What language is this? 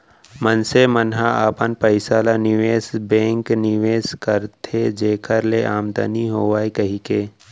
Chhattisgarhi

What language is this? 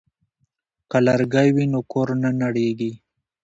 Pashto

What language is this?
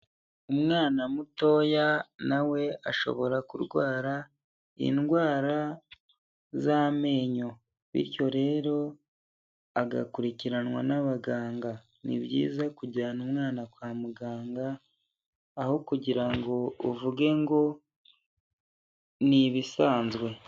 Kinyarwanda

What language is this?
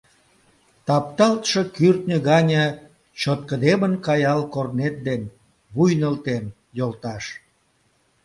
Mari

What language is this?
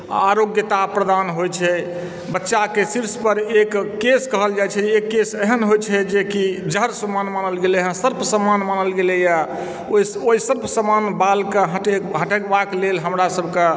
Maithili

